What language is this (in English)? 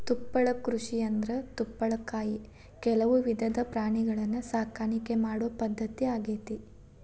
Kannada